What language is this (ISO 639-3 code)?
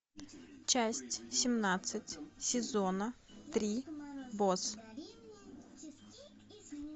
rus